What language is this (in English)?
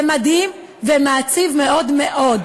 Hebrew